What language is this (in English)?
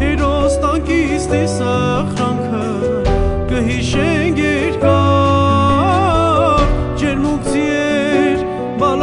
Turkish